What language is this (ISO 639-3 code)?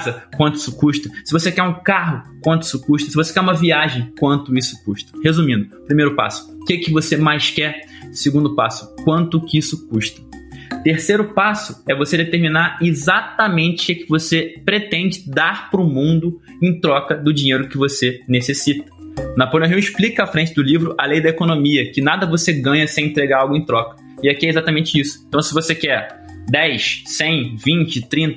por